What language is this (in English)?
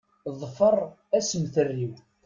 Kabyle